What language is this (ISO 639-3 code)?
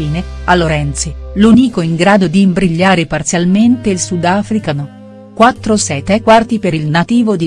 ita